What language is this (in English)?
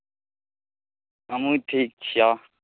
Maithili